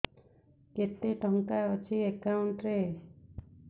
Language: Odia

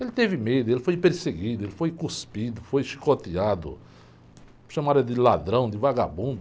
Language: Portuguese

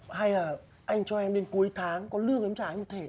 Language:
Vietnamese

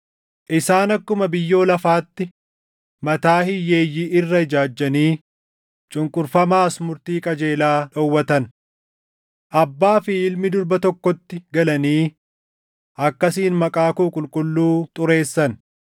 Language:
Oromo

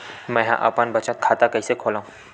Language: Chhattisgarhi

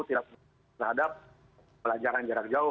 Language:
Indonesian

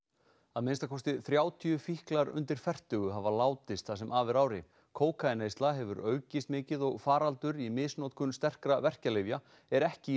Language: Icelandic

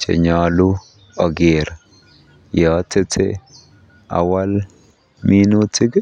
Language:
Kalenjin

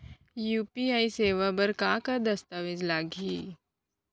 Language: Chhattisgarhi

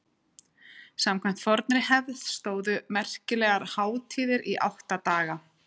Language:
Icelandic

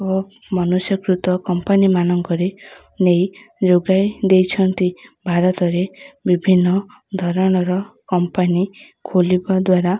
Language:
Odia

